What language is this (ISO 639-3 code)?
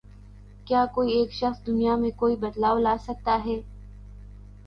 urd